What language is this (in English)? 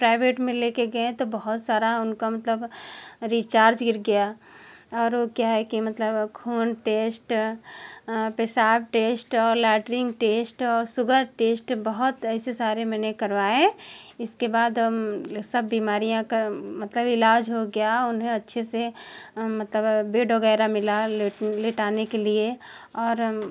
Hindi